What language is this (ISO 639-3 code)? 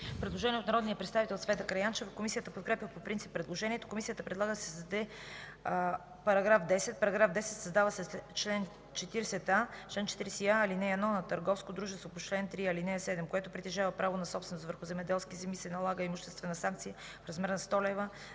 bul